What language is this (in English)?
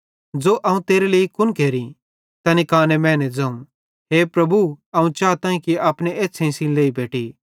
Bhadrawahi